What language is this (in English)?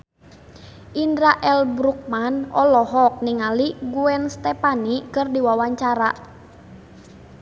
Sundanese